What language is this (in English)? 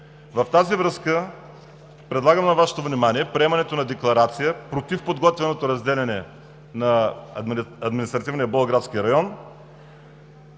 Bulgarian